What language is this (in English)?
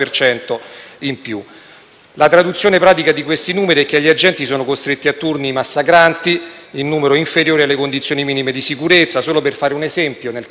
Italian